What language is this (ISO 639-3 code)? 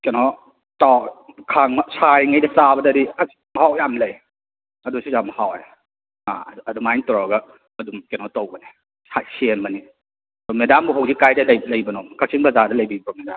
mni